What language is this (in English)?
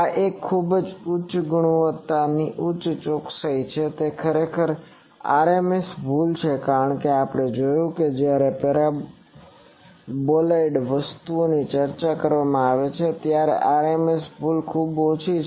Gujarati